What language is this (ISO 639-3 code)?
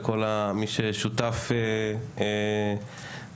heb